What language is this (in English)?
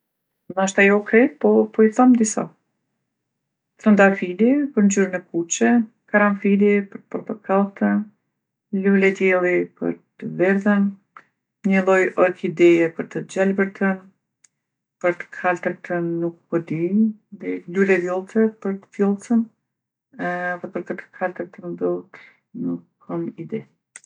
Gheg Albanian